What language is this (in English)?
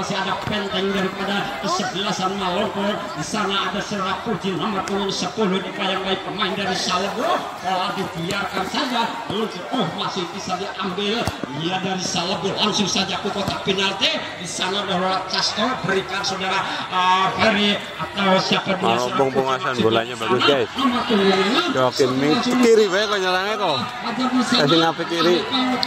Indonesian